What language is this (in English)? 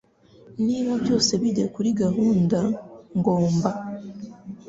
Kinyarwanda